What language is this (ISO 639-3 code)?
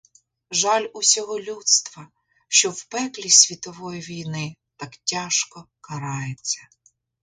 ukr